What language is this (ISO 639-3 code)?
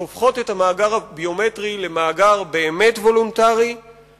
heb